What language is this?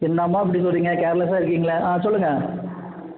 Tamil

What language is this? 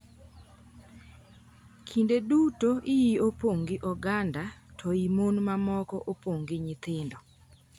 Luo (Kenya and Tanzania)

